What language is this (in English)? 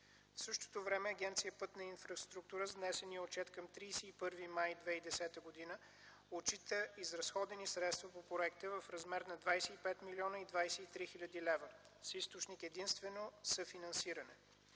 Bulgarian